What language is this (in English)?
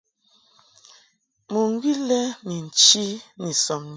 Mungaka